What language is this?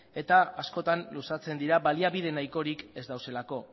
Basque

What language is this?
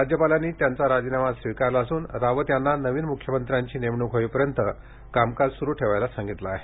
Marathi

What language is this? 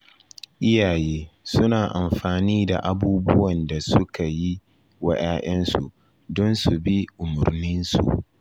Hausa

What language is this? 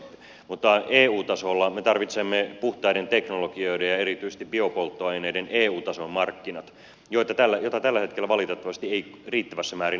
Finnish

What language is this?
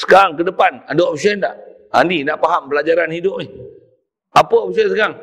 Malay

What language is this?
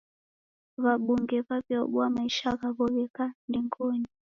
Taita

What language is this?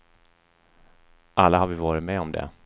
Swedish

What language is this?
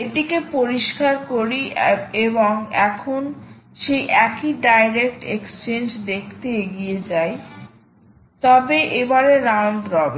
Bangla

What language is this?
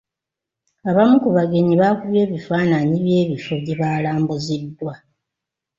Ganda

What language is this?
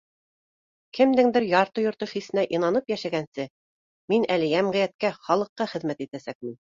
Bashkir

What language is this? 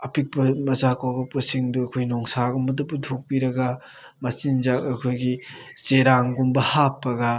Manipuri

